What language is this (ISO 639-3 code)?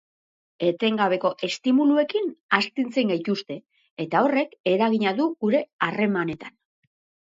eus